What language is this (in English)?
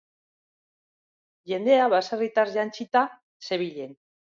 Basque